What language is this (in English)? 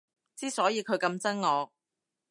Cantonese